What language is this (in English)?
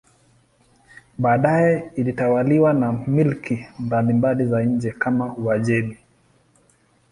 Swahili